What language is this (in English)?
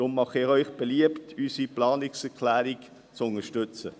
Swiss German